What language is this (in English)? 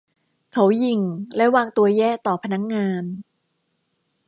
Thai